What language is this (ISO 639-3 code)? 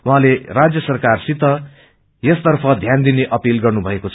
nep